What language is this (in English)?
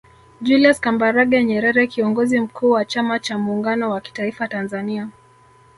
Swahili